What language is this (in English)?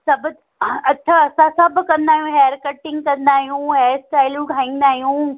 Sindhi